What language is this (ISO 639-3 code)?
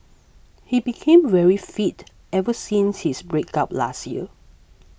eng